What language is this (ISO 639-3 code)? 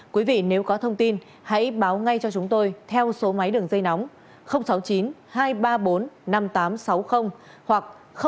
vie